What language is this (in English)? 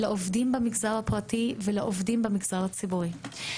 Hebrew